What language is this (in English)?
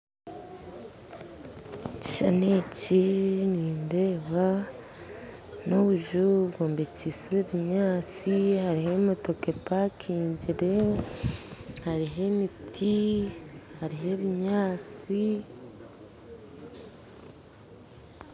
Nyankole